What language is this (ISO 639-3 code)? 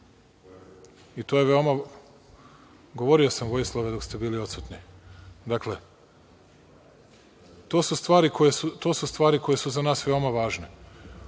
srp